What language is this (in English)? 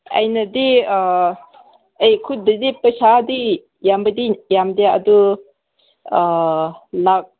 Manipuri